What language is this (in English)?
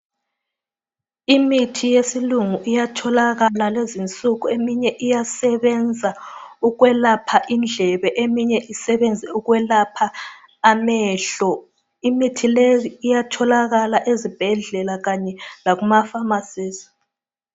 North Ndebele